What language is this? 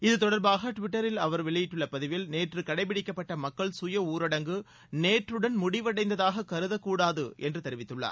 Tamil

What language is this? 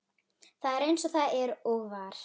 Icelandic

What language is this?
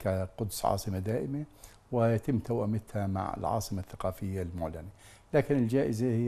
Arabic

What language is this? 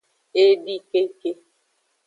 Aja (Benin)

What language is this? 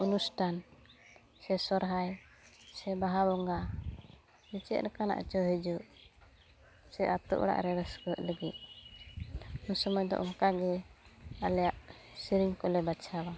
Santali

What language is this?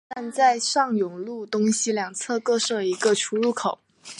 Chinese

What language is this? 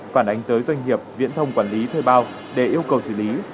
Vietnamese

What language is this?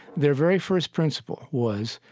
English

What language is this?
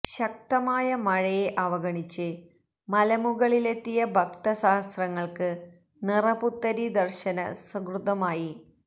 Malayalam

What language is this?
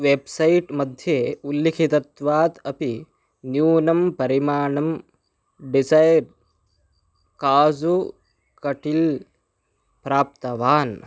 Sanskrit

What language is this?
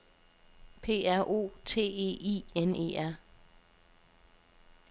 Danish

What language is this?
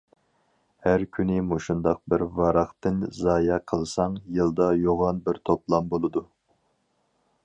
Uyghur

